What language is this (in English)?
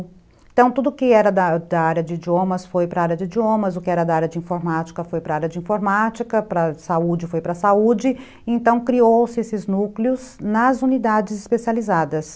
Portuguese